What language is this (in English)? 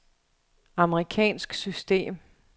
Danish